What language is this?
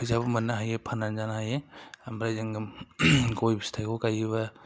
Bodo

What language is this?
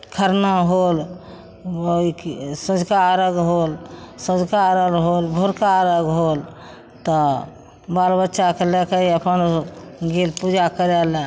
Maithili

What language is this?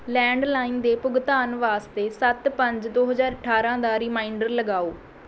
Punjabi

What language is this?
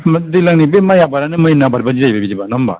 Bodo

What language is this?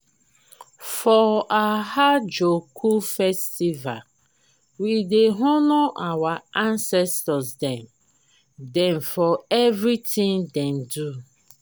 Nigerian Pidgin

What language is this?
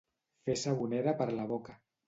Catalan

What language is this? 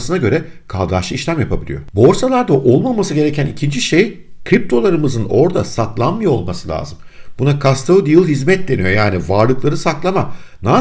Turkish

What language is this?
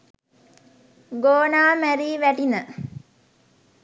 Sinhala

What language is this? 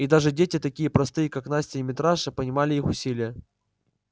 Russian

